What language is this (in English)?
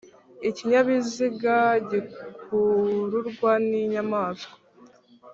Kinyarwanda